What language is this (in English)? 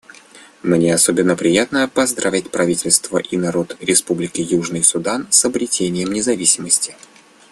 Russian